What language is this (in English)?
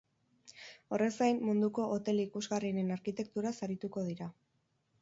Basque